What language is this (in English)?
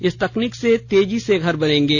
Hindi